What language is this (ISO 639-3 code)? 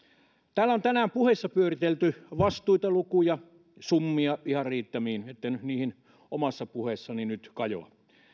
fin